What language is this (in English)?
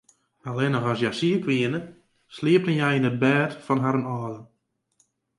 Western Frisian